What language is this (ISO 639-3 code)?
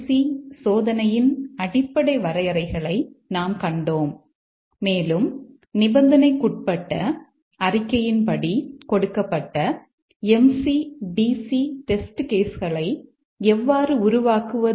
tam